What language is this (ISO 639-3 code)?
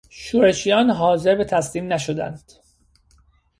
fas